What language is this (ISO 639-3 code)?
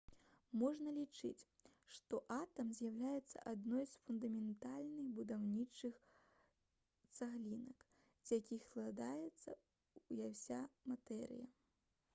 bel